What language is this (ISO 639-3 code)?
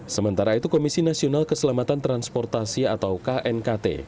ind